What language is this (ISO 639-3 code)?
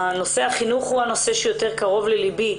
heb